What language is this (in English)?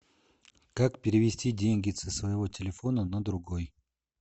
Russian